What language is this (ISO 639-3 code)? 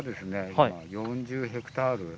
jpn